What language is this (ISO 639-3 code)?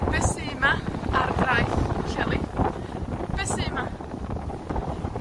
cym